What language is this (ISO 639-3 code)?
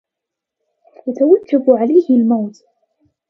ara